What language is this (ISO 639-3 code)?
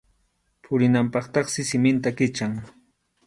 qxu